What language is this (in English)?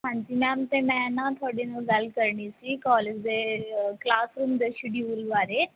Punjabi